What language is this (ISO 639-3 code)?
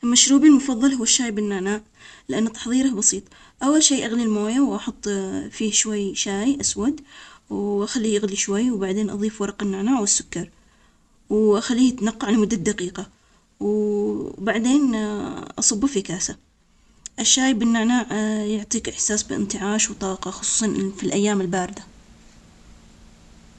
acx